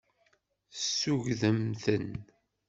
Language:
Kabyle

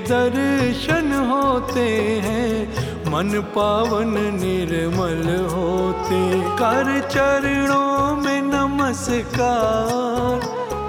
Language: Hindi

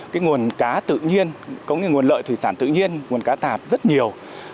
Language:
Vietnamese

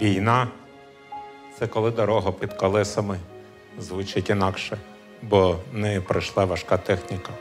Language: Ukrainian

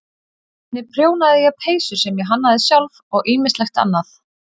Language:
Icelandic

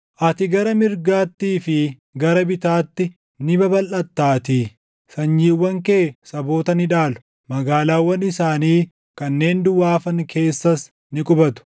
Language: Oromo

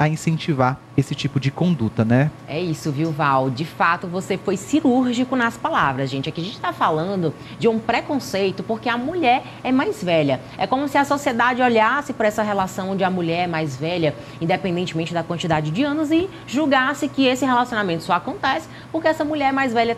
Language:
Portuguese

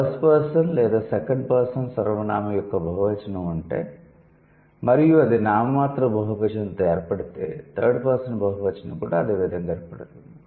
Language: Telugu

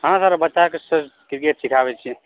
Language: Maithili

